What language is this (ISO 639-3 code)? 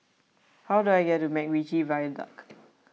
eng